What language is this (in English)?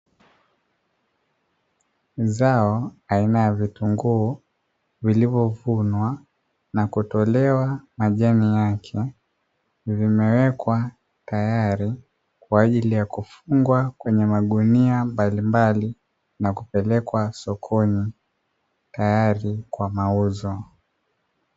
Swahili